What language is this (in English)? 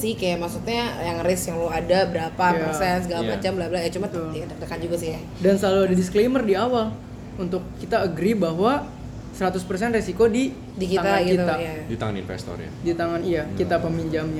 Indonesian